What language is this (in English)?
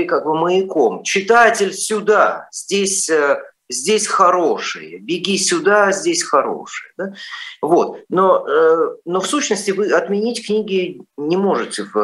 Russian